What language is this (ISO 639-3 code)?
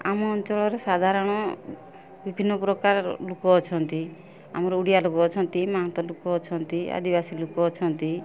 ori